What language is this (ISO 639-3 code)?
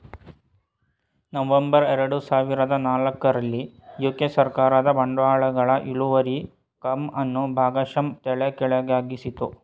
kan